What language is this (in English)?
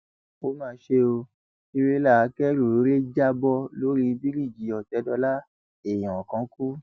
Yoruba